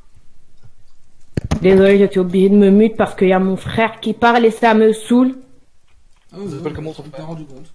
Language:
French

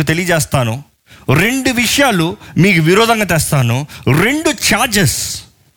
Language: Telugu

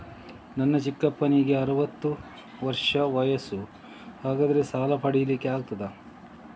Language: Kannada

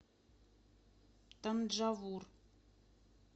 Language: Russian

